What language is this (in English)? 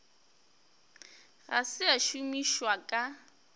Northern Sotho